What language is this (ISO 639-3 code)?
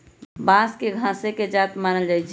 mag